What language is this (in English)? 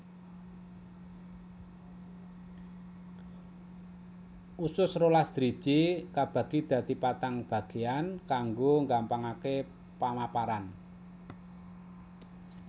Javanese